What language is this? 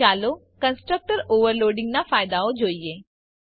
Gujarati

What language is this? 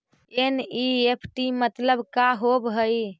Magahi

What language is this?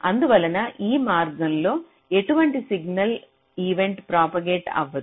Telugu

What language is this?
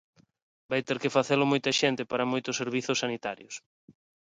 Galician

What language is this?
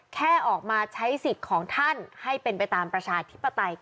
Thai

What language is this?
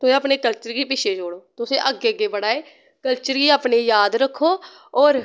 Dogri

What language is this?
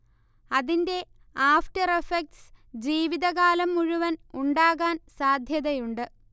Malayalam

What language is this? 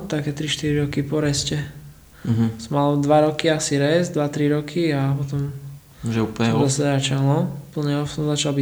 Slovak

